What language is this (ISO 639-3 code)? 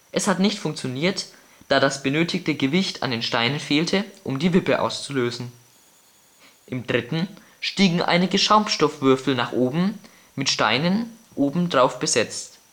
deu